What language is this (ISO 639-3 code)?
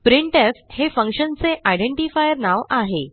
mar